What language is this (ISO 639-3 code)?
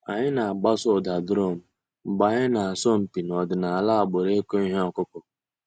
ibo